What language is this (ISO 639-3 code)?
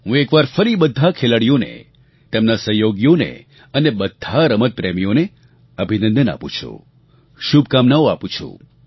guj